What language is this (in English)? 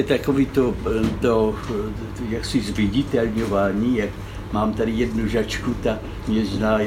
Czech